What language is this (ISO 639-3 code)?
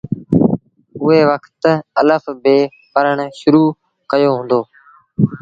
sbn